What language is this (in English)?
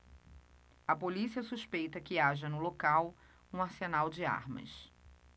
Portuguese